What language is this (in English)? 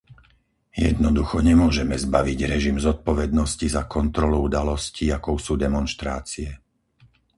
Slovak